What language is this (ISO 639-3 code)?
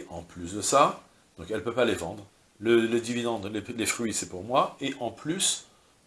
fra